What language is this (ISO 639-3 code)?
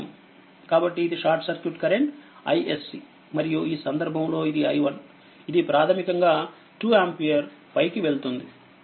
tel